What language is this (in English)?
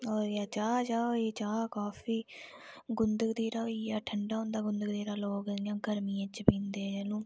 Dogri